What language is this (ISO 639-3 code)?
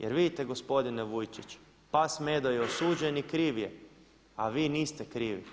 hrv